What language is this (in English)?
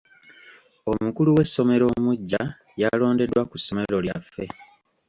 Ganda